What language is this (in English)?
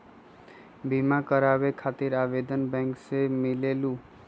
Magahi